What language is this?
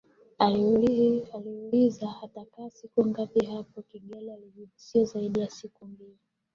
Swahili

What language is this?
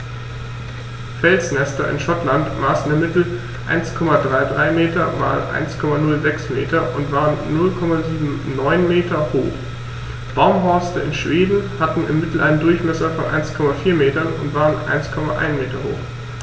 German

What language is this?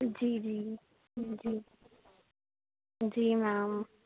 Urdu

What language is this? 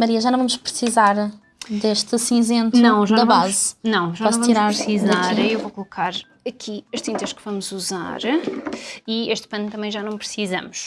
Portuguese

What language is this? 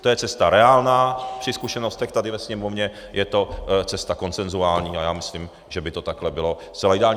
Czech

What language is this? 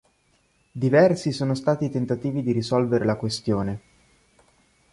Italian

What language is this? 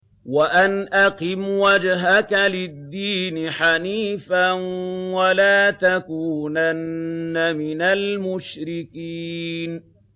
Arabic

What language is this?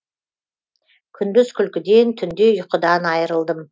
Kazakh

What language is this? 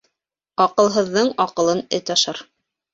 Bashkir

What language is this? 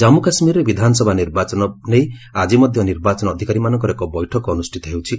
Odia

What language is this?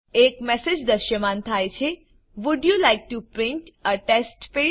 Gujarati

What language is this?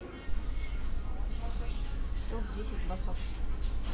Russian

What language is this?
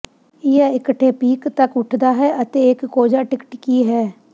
Punjabi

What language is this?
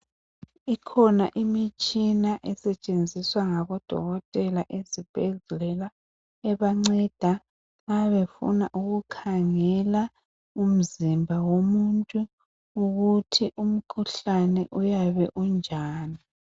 North Ndebele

